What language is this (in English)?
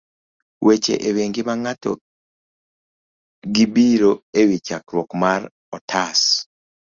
Luo (Kenya and Tanzania)